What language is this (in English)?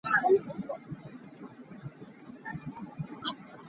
Hakha Chin